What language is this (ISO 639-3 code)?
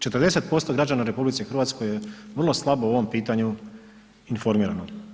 hrv